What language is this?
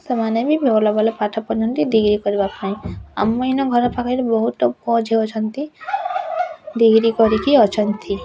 Odia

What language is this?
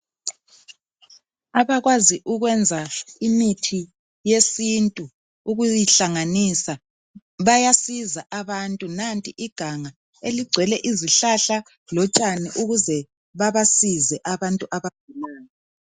North Ndebele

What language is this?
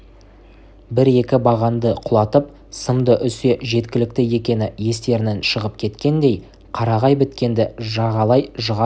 Kazakh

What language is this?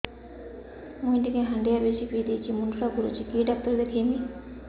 Odia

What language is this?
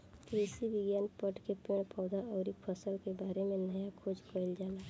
Bhojpuri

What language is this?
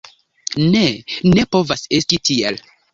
Esperanto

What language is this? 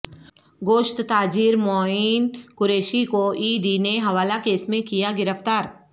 Urdu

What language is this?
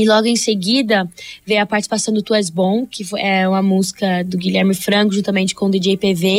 Portuguese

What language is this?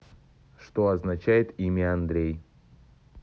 Russian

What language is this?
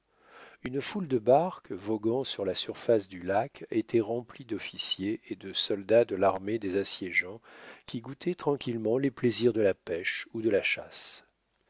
French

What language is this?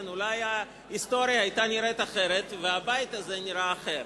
Hebrew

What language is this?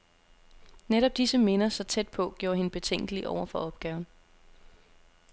Danish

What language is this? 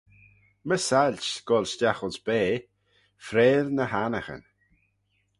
Manx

